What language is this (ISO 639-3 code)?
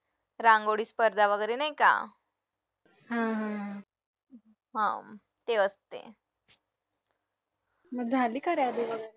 mar